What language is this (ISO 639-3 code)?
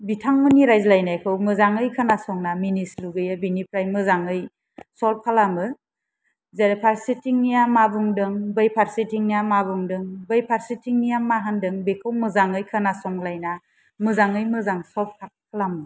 brx